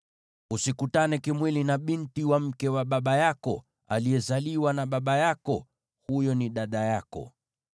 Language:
Swahili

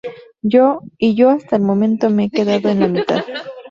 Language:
Spanish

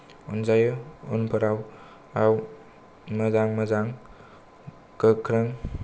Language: Bodo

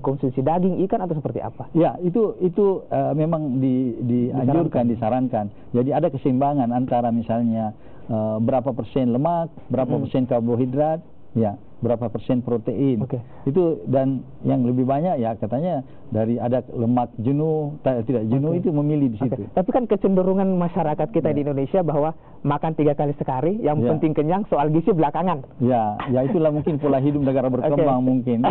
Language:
Indonesian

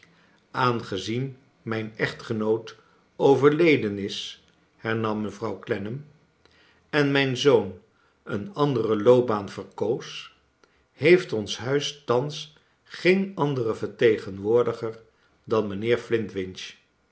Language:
Dutch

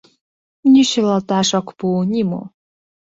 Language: Mari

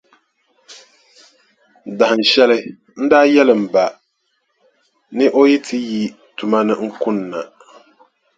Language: Dagbani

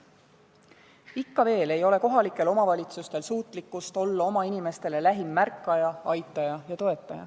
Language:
Estonian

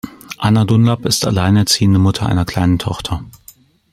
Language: German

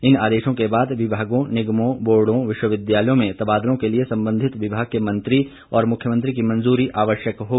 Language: Hindi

